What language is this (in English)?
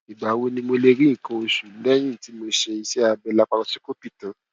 Yoruba